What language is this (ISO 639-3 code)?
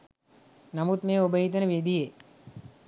sin